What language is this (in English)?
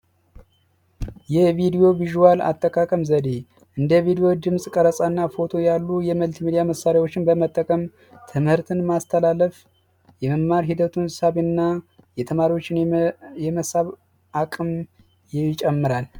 Amharic